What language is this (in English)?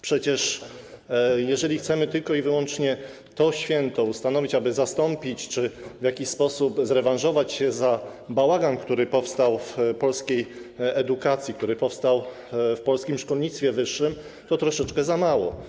Polish